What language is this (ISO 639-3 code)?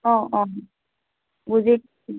asm